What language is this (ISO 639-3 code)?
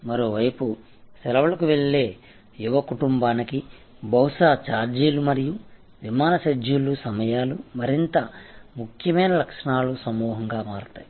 tel